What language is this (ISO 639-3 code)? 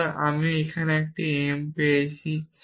ben